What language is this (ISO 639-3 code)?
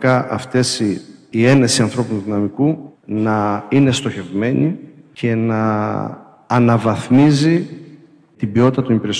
ell